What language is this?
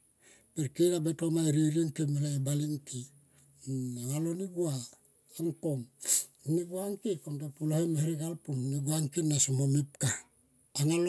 Tomoip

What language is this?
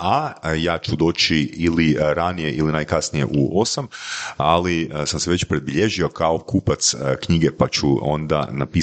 Croatian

